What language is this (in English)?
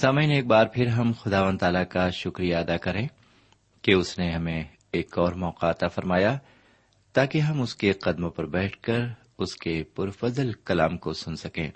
Urdu